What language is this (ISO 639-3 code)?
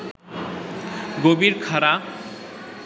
ben